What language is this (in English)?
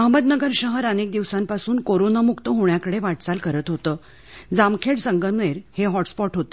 Marathi